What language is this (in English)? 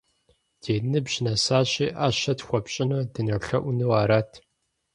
Kabardian